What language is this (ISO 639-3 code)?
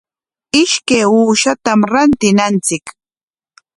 qwa